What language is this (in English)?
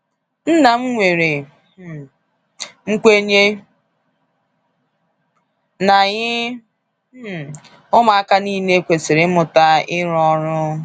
Igbo